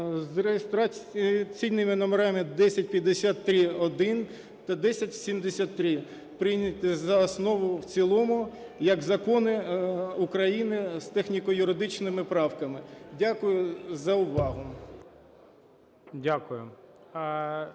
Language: Ukrainian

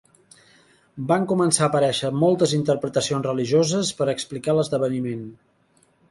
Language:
Catalan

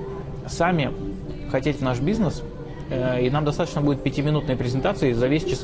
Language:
Russian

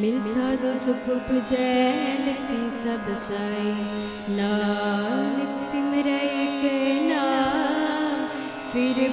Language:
Punjabi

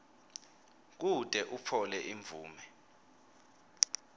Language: Swati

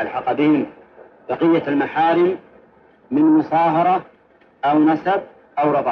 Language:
Arabic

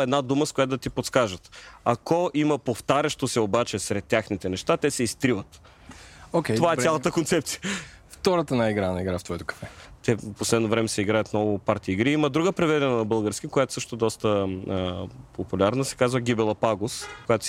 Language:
Bulgarian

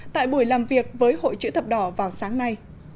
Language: Vietnamese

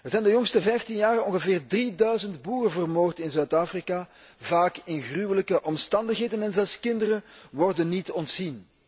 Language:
Dutch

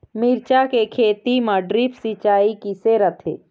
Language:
Chhattisgarhi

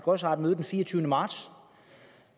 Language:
Danish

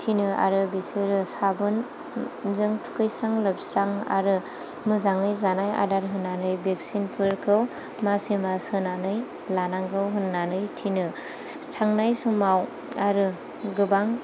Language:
Bodo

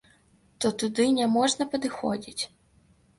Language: Belarusian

